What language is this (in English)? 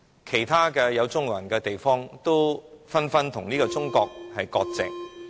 Cantonese